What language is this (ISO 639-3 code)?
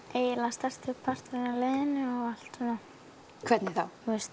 isl